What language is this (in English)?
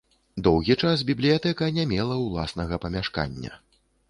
Belarusian